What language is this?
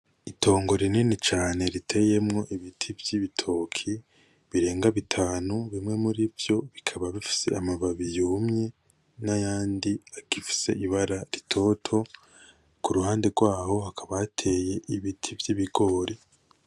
Rundi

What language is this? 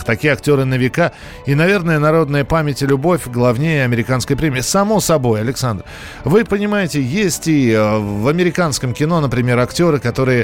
Russian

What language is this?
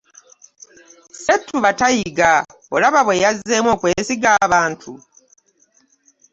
Ganda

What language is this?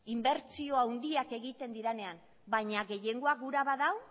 Basque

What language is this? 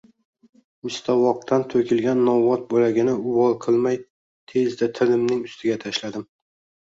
Uzbek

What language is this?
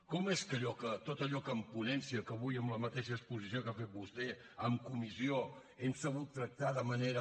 Catalan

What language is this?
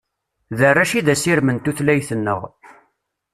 Kabyle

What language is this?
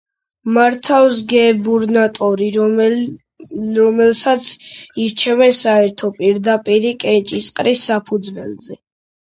Georgian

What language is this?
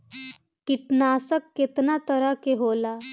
Bhojpuri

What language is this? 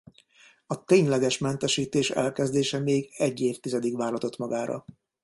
Hungarian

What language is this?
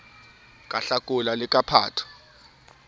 Southern Sotho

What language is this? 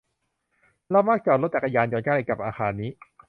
Thai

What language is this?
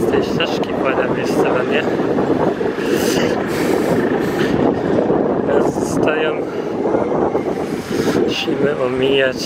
Polish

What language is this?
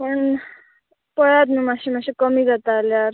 Konkani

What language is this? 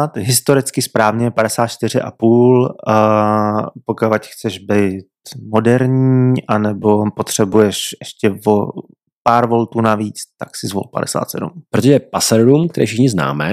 Czech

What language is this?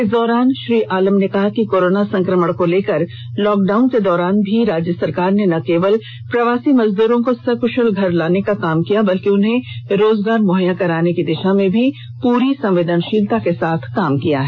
Hindi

